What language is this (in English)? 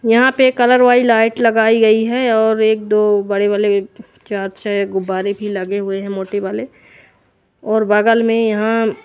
Hindi